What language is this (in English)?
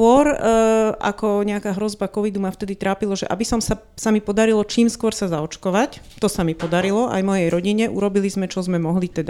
Slovak